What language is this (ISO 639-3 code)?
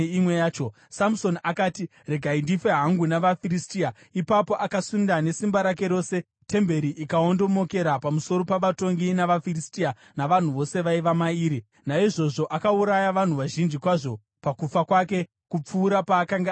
sna